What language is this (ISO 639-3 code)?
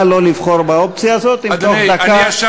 heb